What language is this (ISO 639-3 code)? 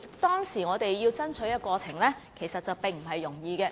yue